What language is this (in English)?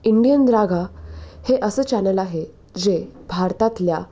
Marathi